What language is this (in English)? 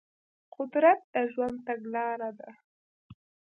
Pashto